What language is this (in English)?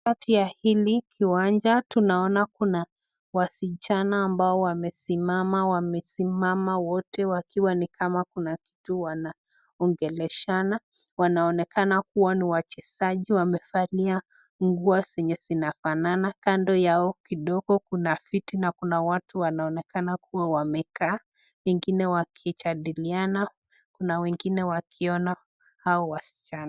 Swahili